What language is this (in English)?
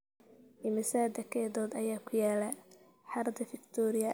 Somali